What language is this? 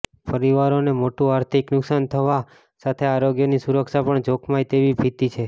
Gujarati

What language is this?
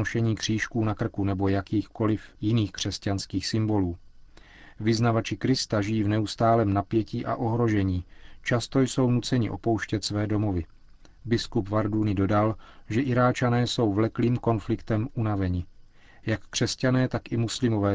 Czech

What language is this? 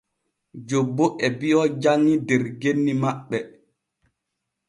Borgu Fulfulde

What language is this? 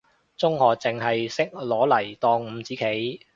Cantonese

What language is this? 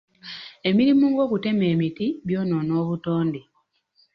Ganda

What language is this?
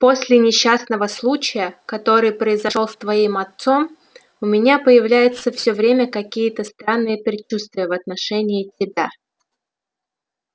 Russian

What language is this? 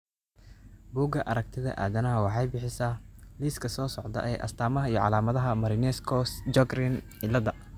Somali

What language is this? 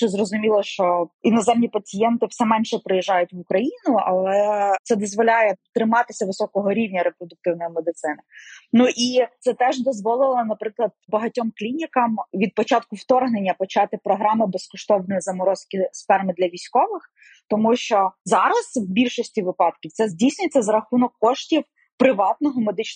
Ukrainian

